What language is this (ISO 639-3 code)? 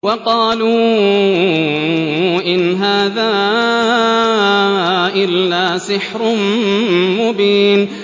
ara